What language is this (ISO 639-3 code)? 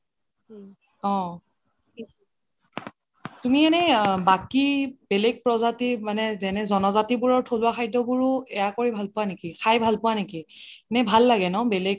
asm